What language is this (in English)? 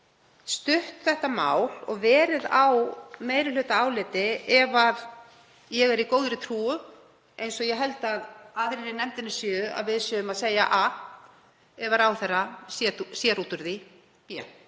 Icelandic